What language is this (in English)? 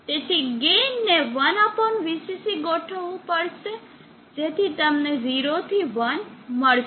Gujarati